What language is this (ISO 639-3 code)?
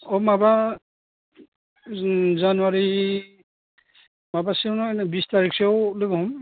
brx